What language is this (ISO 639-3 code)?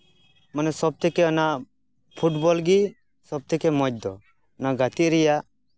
sat